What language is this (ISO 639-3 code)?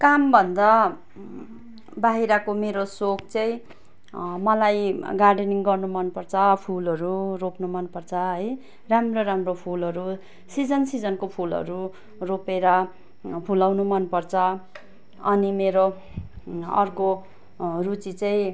nep